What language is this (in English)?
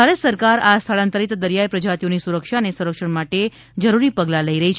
Gujarati